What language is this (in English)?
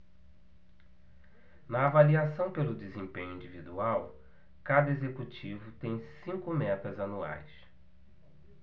Portuguese